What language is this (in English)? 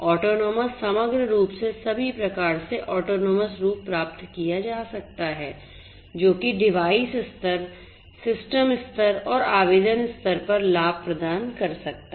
Hindi